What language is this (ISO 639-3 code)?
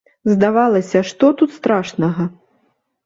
bel